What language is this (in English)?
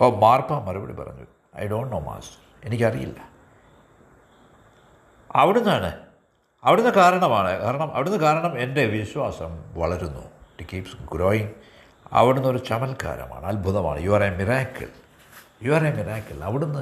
Malayalam